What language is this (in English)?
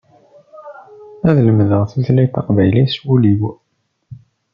Kabyle